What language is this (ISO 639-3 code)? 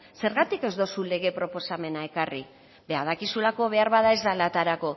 eus